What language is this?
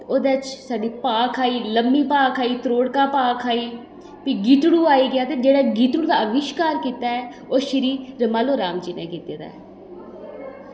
Dogri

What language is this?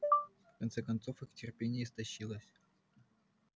Russian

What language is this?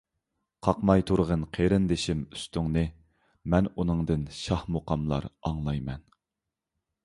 Uyghur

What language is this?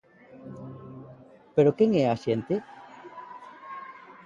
Galician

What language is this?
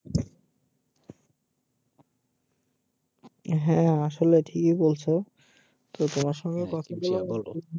Bangla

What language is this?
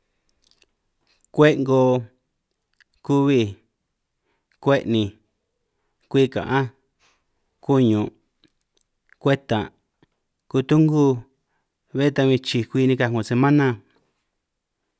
San Martín Itunyoso Triqui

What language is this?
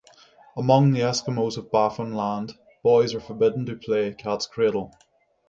English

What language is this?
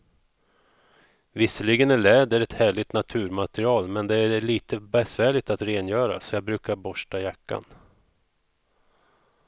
Swedish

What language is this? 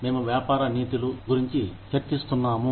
Telugu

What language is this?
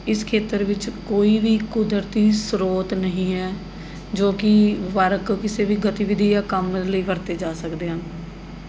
Punjabi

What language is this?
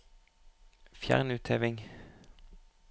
Norwegian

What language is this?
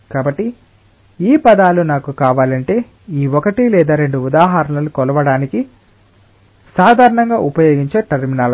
Telugu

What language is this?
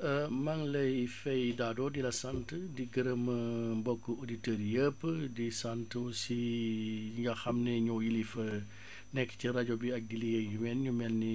Wolof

